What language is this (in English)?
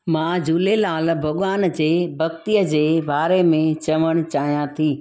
Sindhi